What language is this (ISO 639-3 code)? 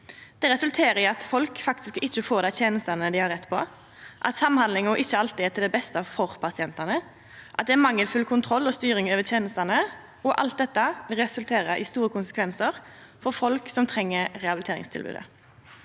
nor